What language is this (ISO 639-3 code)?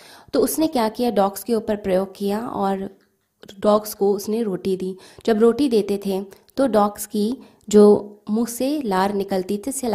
hin